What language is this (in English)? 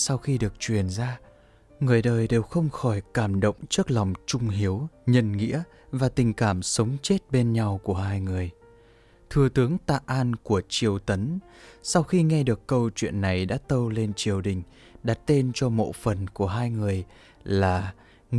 Vietnamese